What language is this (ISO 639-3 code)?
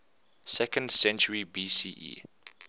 eng